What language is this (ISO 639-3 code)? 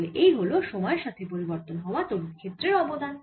ben